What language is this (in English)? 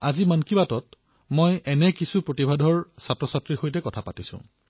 Assamese